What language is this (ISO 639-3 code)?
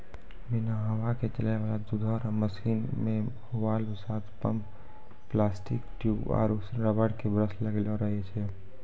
mai